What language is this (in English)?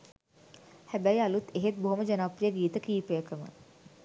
Sinhala